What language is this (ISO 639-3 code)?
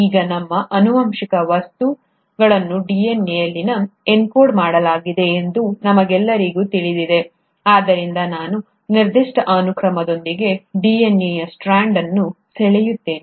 kan